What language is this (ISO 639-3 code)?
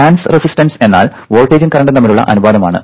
mal